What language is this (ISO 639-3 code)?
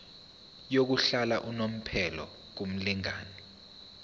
zul